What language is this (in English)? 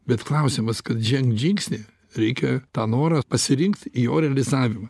Lithuanian